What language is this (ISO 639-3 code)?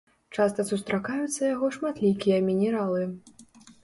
bel